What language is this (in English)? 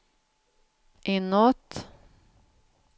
Swedish